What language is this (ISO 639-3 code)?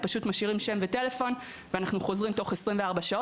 heb